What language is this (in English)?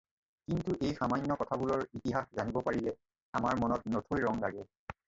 Assamese